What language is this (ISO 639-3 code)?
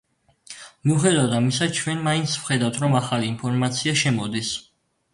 kat